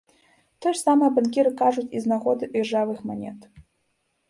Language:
Belarusian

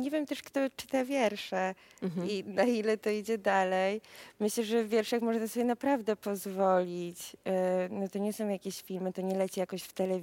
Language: Polish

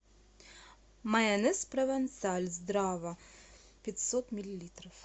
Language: Russian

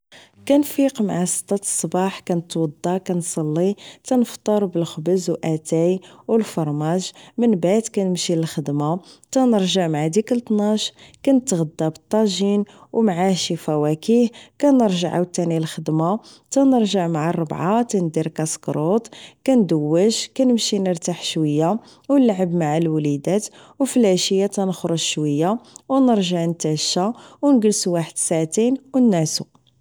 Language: Moroccan Arabic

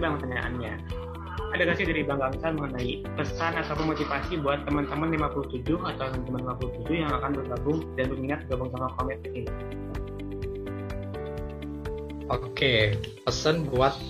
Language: Indonesian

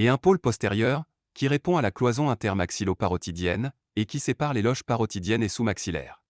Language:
French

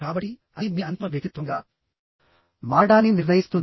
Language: Telugu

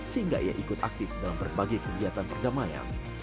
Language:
Indonesian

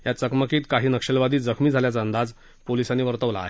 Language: Marathi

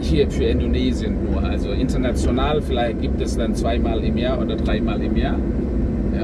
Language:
German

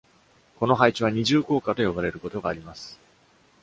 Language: Japanese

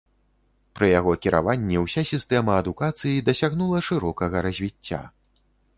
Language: Belarusian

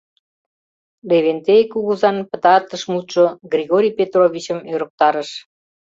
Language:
Mari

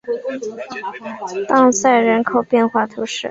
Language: Chinese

